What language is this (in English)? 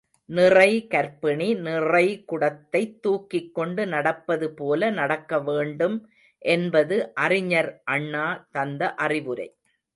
Tamil